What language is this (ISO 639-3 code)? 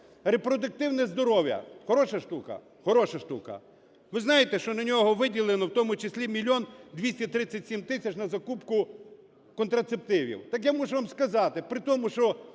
ukr